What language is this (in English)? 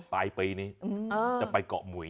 Thai